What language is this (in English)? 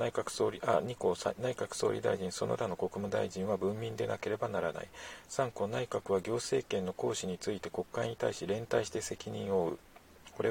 Japanese